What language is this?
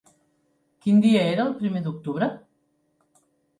Catalan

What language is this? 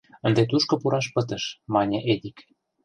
Mari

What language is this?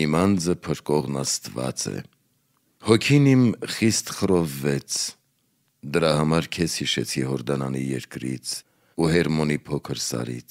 Romanian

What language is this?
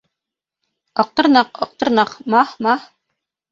Bashkir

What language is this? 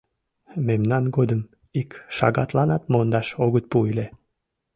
Mari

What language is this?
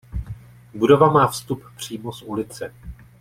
Czech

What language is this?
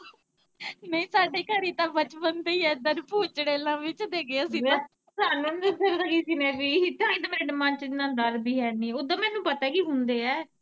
Punjabi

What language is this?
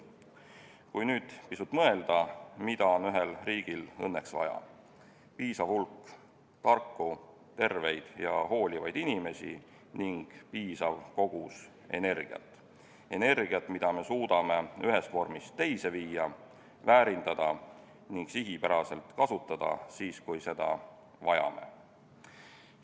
Estonian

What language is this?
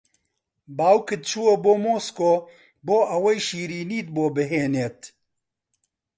Central Kurdish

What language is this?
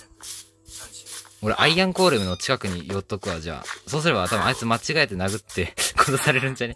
Japanese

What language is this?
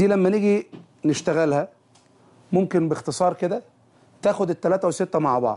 Arabic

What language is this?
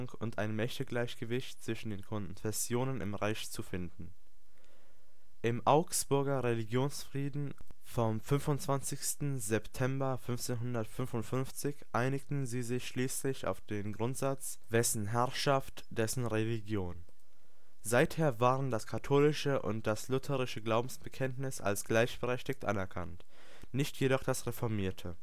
German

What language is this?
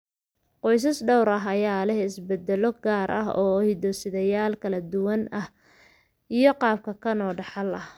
Somali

